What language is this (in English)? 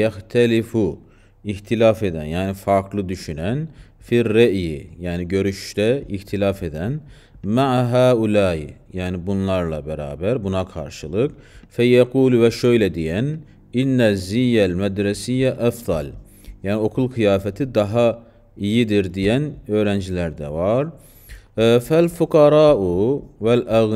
Turkish